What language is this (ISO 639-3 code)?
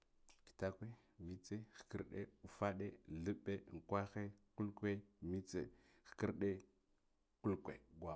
gdf